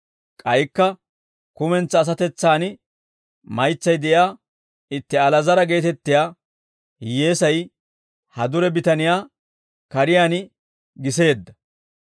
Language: Dawro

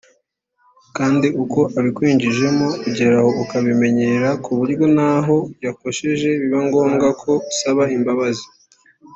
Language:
Kinyarwanda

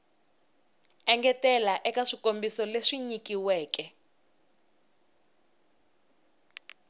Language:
Tsonga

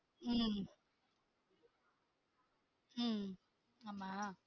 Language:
Tamil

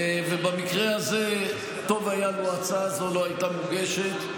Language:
Hebrew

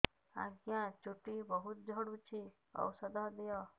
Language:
Odia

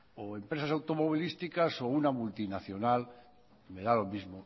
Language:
Spanish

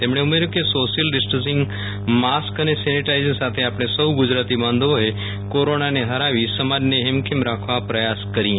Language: Gujarati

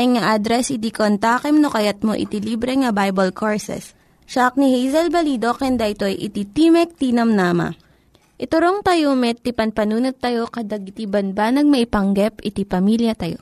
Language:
Filipino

